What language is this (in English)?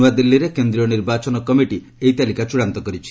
Odia